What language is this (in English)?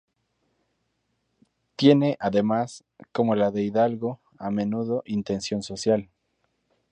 Spanish